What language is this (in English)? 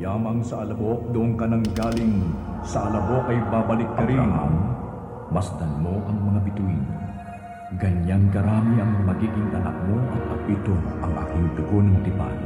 Filipino